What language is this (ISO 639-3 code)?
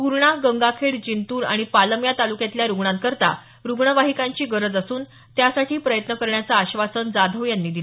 mar